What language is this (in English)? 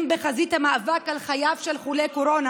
Hebrew